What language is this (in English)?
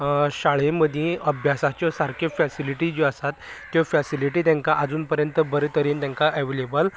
Konkani